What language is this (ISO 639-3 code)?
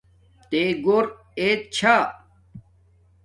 dmk